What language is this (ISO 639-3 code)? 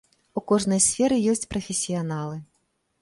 bel